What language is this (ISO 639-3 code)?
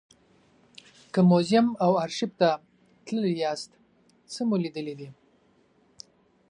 pus